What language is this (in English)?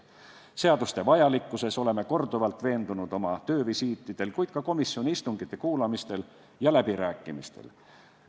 Estonian